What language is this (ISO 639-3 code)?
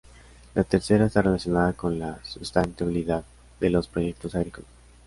spa